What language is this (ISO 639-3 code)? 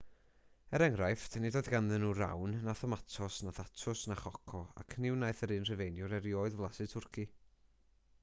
cym